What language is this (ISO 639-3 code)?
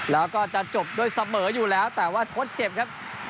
tha